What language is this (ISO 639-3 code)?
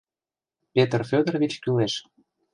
chm